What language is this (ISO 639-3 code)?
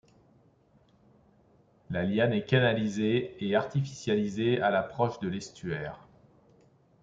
fra